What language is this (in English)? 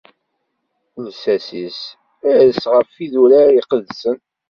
Kabyle